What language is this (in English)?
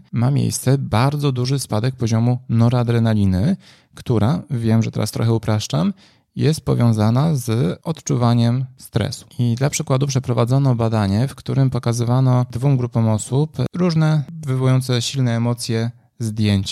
Polish